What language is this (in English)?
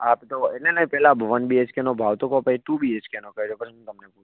Gujarati